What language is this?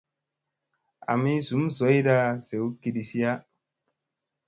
Musey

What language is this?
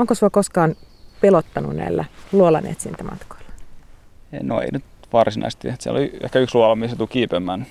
Finnish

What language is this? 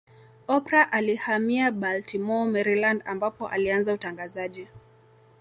Swahili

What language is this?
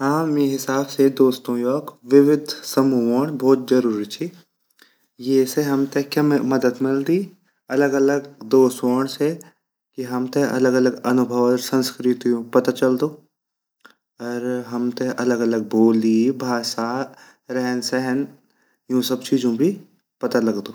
Garhwali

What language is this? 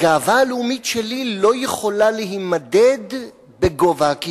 Hebrew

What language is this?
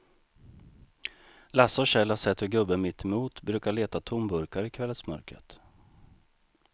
Swedish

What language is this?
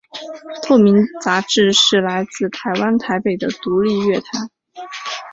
Chinese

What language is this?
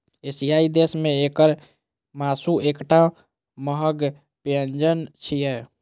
Maithili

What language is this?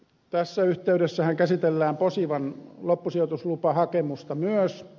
Finnish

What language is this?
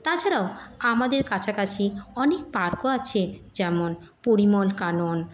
Bangla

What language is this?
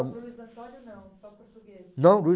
Portuguese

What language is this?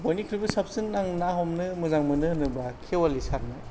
Bodo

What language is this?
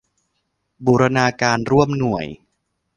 Thai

